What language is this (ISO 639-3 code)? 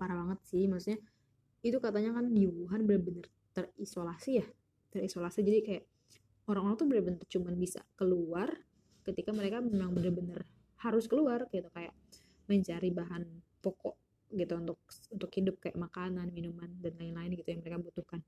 ind